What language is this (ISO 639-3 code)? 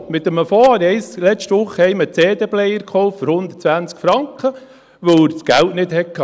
gsw